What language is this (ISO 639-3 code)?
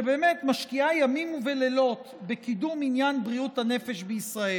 heb